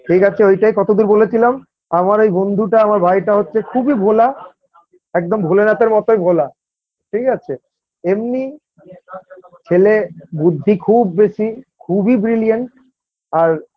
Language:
Bangla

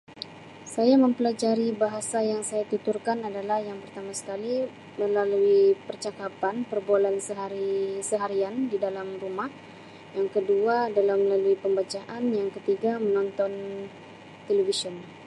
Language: Sabah Malay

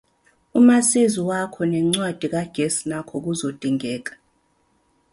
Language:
Zulu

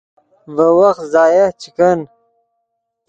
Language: Yidgha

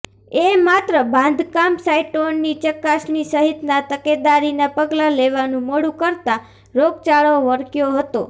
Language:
Gujarati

